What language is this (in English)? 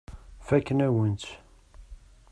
Kabyle